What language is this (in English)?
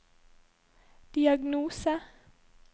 Norwegian